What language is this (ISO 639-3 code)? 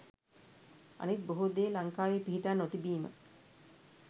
sin